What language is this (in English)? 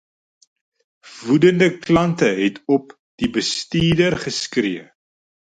Afrikaans